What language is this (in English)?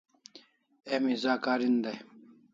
Kalasha